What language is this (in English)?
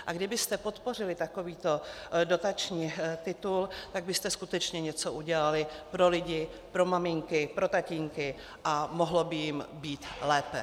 Czech